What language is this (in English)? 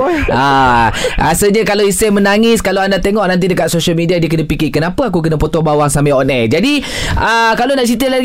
Malay